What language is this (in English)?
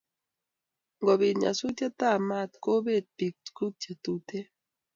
Kalenjin